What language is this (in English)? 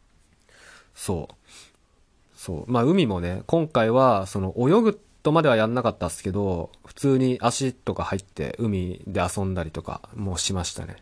Japanese